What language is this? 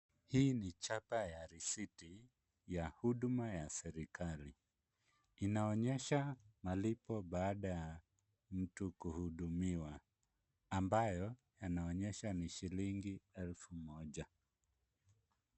Swahili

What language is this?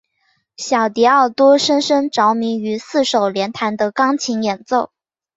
Chinese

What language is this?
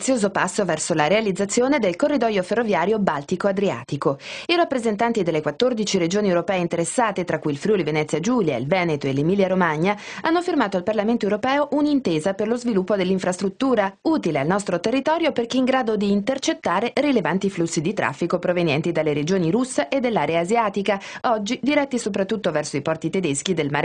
Italian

